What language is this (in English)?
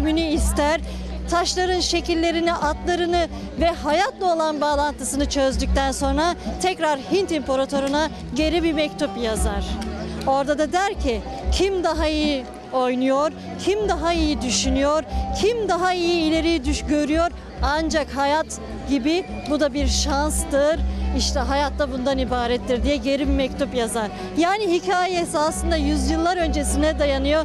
Turkish